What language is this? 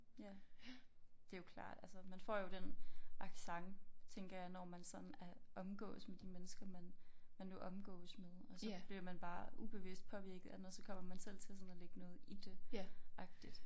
Danish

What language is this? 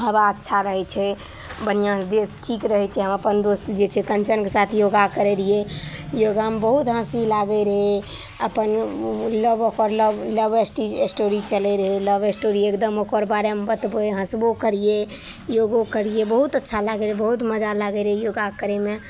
Maithili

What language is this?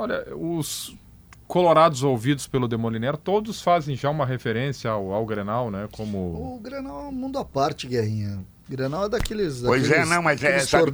Portuguese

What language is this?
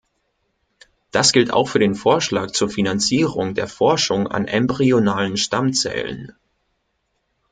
German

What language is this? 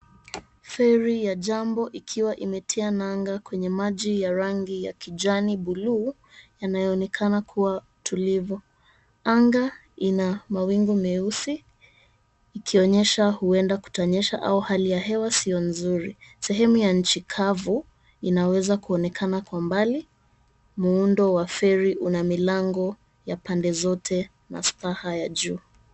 Swahili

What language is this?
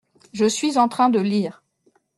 French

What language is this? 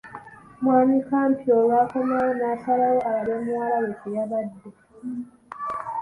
Ganda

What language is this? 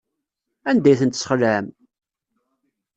Kabyle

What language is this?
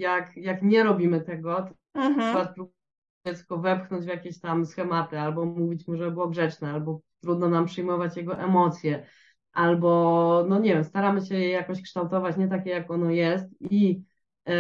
Polish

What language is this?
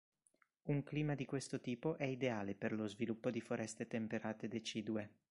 Italian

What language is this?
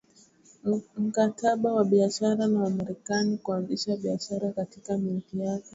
Swahili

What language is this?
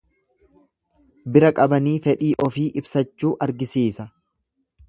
Oromo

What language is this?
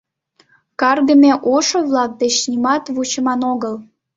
Mari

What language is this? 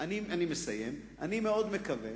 Hebrew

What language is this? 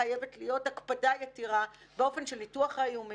Hebrew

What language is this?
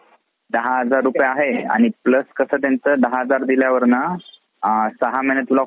Marathi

